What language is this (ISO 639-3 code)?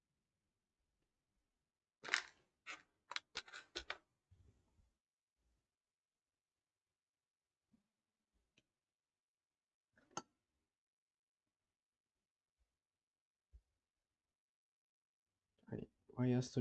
jpn